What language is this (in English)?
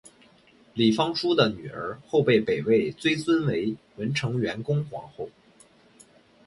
Chinese